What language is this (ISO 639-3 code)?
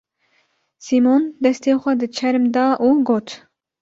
kur